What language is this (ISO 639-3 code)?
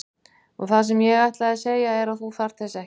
isl